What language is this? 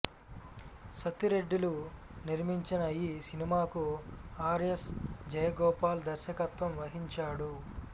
Telugu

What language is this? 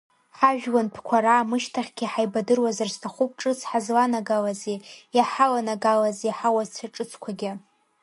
Abkhazian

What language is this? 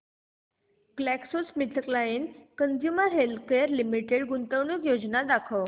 Marathi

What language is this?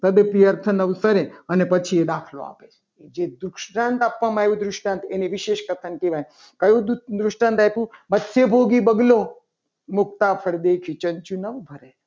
Gujarati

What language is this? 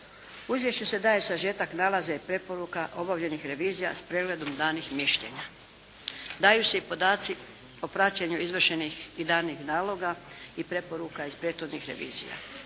Croatian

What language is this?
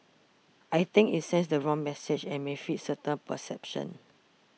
English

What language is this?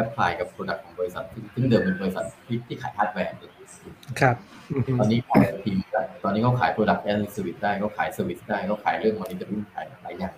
Thai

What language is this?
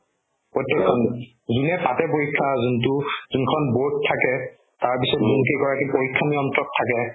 Assamese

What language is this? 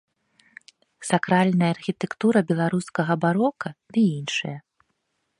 Belarusian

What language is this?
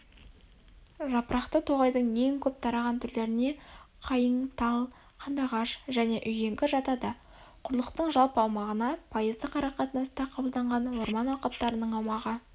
Kazakh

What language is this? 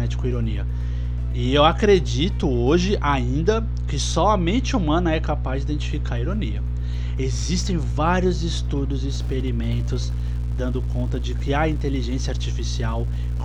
Portuguese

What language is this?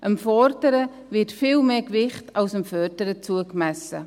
Swiss German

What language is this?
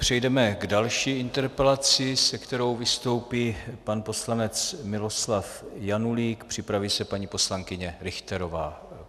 Czech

